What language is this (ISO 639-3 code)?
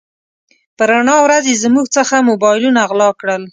pus